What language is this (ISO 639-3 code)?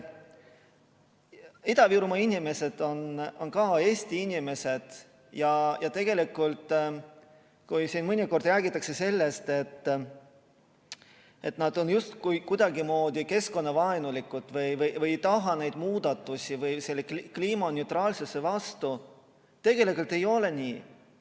est